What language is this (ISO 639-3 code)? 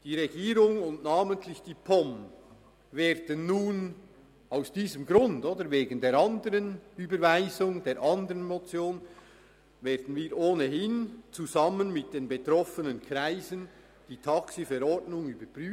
gsw